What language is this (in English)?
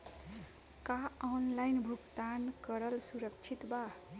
Bhojpuri